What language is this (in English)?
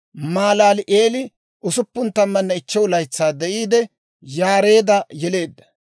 Dawro